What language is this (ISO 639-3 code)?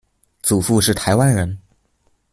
zho